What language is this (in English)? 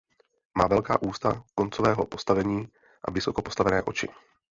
Czech